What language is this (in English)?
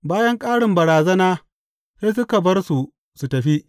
Hausa